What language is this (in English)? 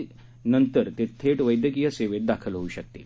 Marathi